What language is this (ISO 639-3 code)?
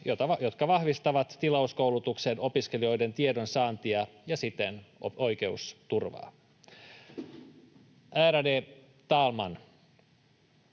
fin